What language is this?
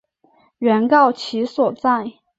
Chinese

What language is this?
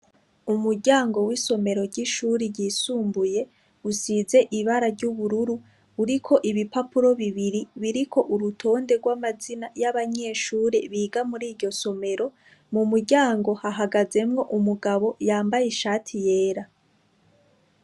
Rundi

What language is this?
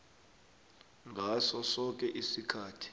South Ndebele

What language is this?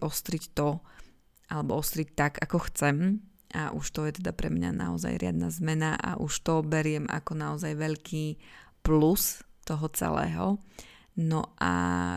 Slovak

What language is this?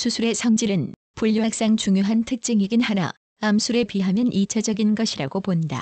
Korean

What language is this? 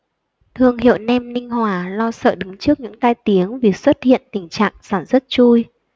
Vietnamese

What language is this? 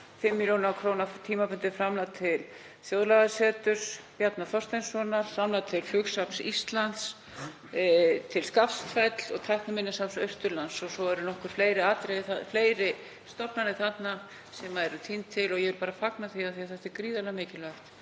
Icelandic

